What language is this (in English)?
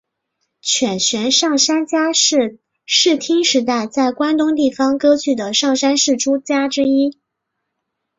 Chinese